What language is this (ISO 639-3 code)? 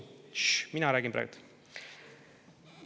est